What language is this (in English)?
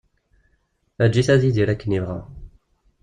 Kabyle